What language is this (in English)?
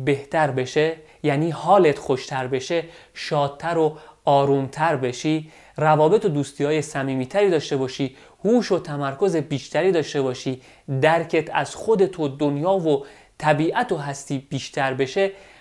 Persian